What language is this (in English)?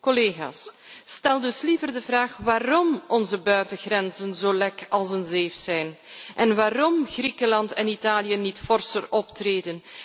Dutch